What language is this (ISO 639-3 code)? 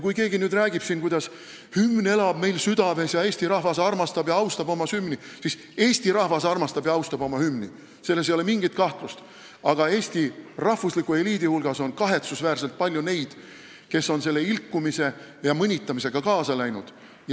est